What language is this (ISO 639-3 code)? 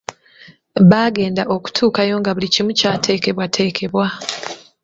lug